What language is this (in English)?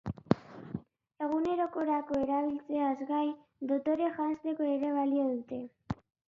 Basque